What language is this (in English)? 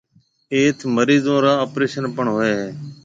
Marwari (Pakistan)